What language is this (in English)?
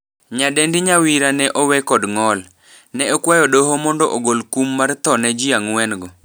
Luo (Kenya and Tanzania)